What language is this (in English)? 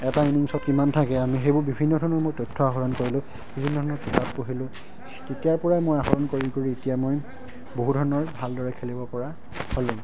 Assamese